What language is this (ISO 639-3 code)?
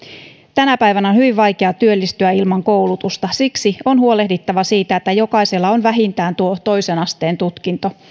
fin